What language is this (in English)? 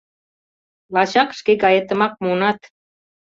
Mari